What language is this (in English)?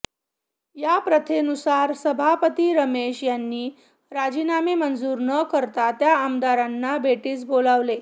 Marathi